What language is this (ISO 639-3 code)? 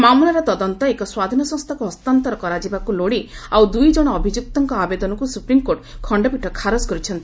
ori